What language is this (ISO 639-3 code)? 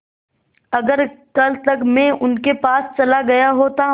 hin